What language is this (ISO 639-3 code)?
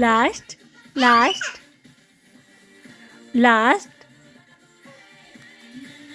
urd